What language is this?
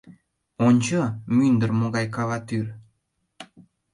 Mari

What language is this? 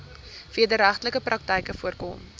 Afrikaans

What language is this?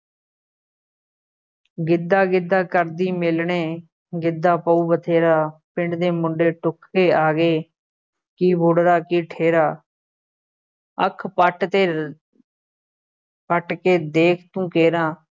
Punjabi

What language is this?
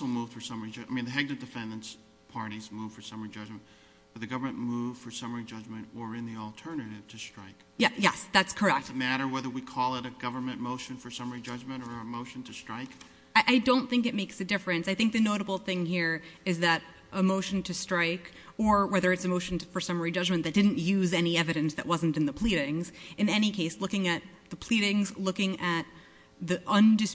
English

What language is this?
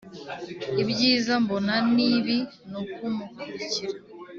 Kinyarwanda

